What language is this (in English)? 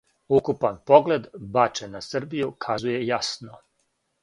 Serbian